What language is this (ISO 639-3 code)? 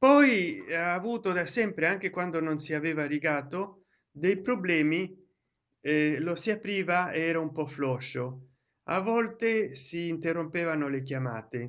ita